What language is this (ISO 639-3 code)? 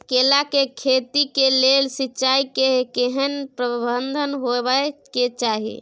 mai